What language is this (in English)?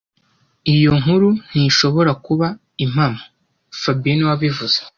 Kinyarwanda